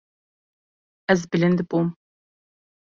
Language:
Kurdish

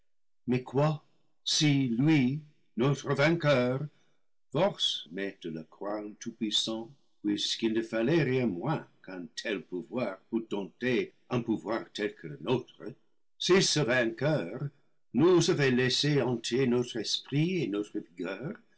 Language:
French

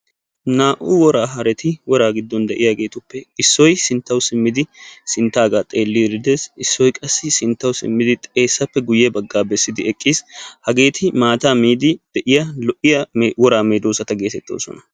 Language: Wolaytta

